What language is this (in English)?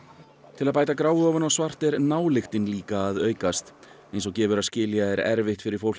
Icelandic